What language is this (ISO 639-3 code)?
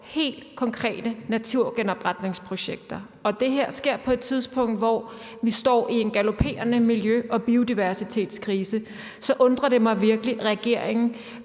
dan